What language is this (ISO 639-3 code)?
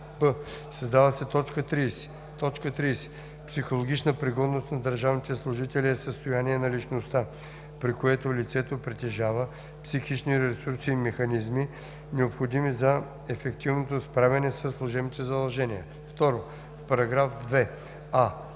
bul